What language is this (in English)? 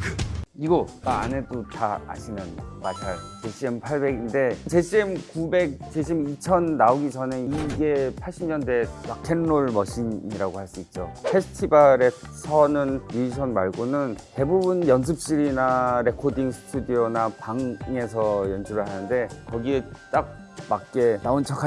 Korean